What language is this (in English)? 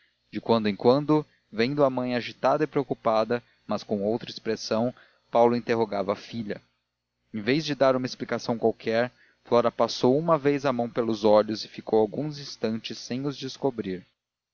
Portuguese